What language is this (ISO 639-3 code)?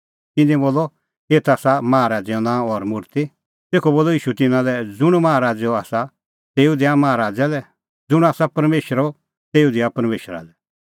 kfx